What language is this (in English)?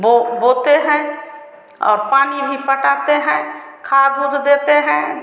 Hindi